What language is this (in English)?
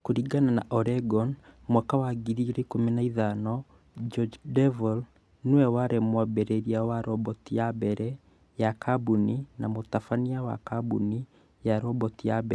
Kikuyu